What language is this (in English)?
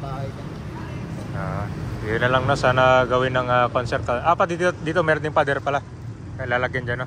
Filipino